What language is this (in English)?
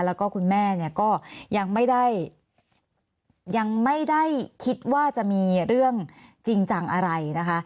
Thai